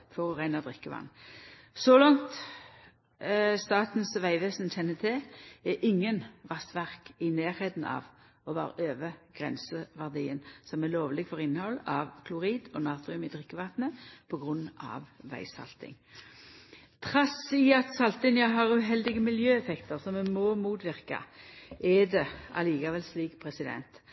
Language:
Norwegian Nynorsk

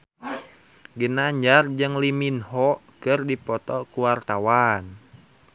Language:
Sundanese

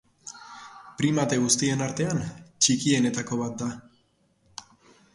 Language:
Basque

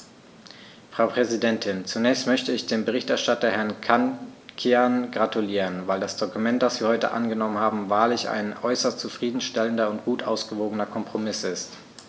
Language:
German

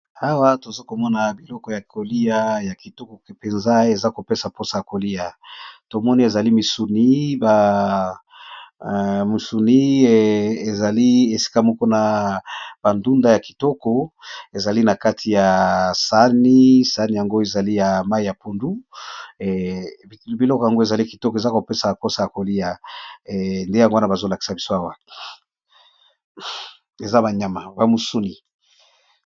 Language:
Lingala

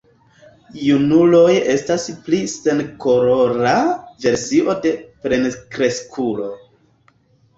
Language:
Esperanto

